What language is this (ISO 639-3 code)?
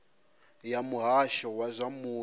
ven